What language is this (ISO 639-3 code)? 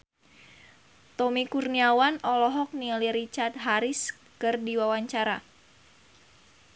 sun